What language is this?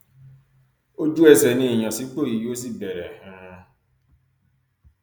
Yoruba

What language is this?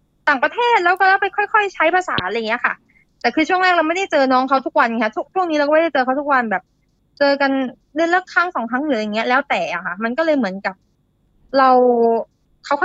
Thai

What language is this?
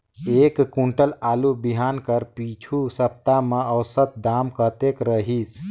Chhattisgarhi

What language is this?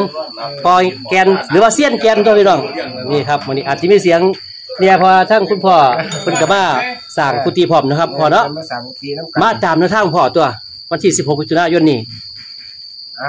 Thai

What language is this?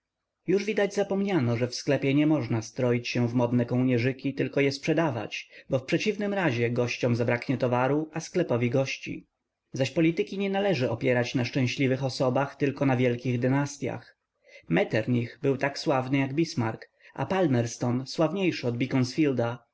Polish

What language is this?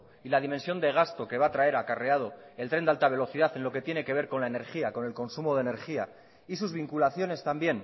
Spanish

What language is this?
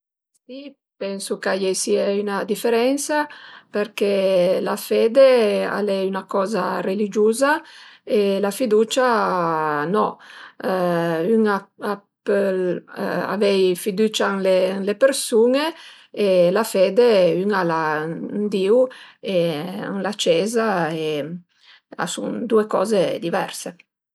Piedmontese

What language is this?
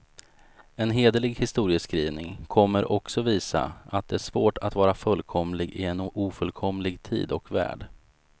Swedish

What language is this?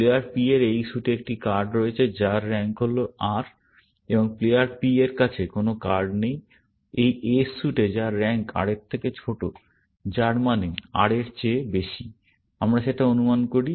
Bangla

